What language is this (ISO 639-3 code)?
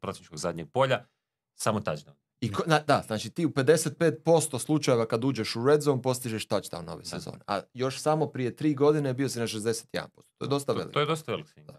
hrv